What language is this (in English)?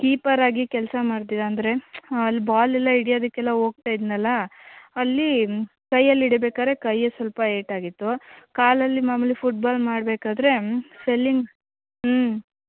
Kannada